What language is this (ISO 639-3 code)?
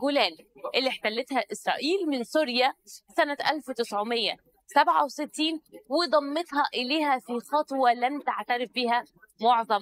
ara